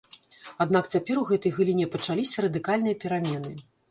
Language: Belarusian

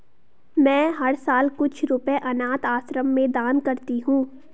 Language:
Hindi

